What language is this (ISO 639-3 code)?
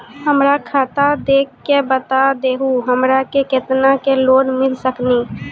mai